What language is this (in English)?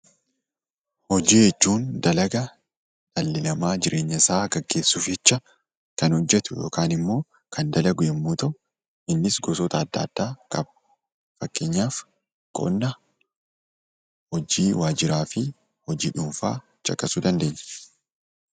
Oromo